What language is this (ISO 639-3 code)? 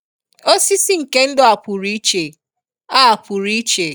ibo